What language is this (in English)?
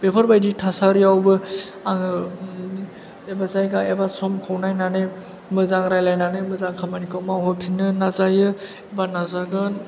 Bodo